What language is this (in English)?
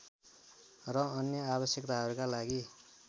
Nepali